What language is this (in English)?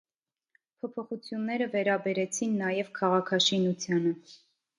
Armenian